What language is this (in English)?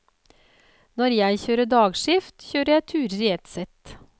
Norwegian